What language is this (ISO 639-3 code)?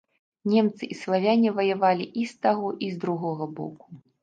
bel